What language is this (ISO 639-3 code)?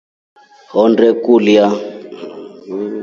rof